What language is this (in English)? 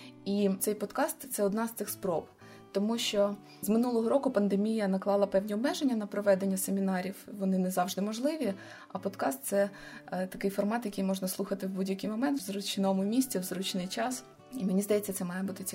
Ukrainian